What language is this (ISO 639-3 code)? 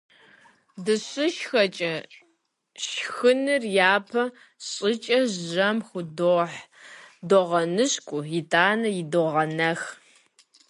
kbd